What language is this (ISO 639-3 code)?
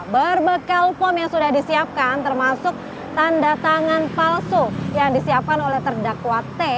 ind